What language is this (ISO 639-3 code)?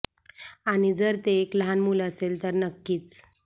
mar